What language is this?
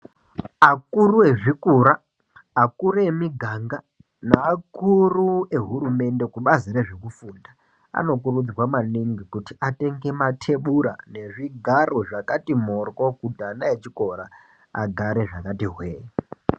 Ndau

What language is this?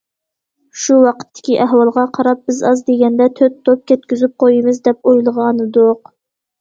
Uyghur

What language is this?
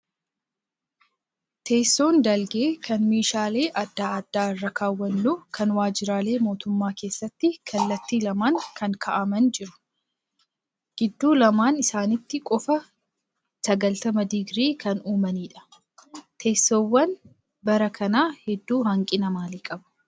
Oromo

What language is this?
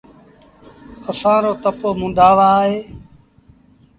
Sindhi Bhil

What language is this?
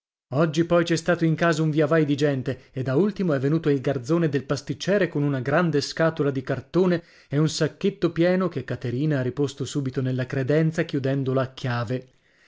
Italian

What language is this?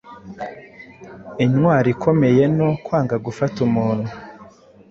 Kinyarwanda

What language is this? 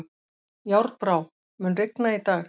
Icelandic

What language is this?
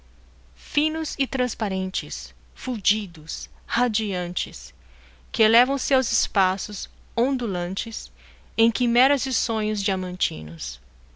Portuguese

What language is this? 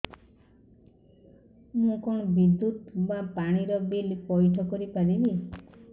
Odia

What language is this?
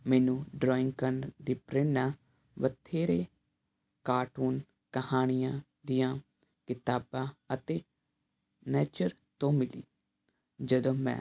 Punjabi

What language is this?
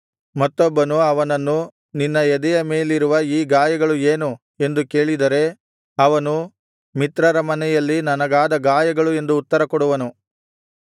Kannada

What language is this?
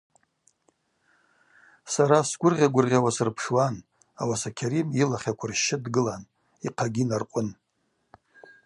Abaza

